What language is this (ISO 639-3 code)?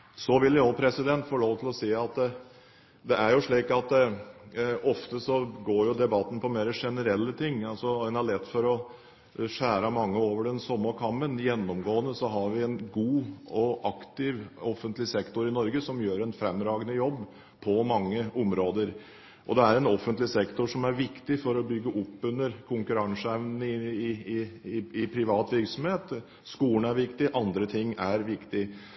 nob